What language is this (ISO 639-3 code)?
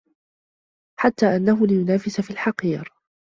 ara